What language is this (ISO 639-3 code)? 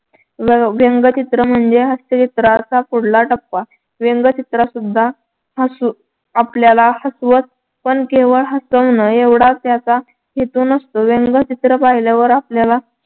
mar